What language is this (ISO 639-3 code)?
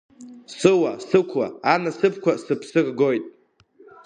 abk